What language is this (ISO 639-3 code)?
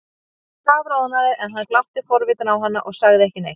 isl